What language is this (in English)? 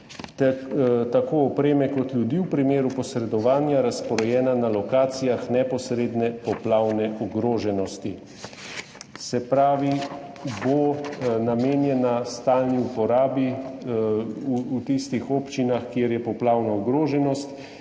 Slovenian